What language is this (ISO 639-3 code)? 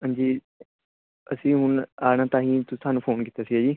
pan